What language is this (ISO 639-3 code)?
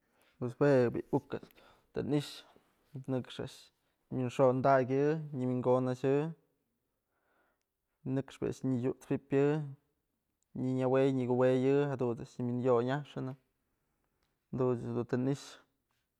mzl